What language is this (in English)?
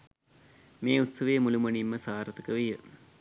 Sinhala